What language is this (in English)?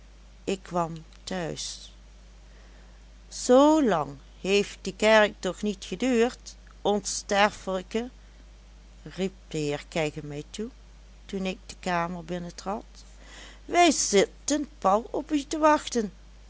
Dutch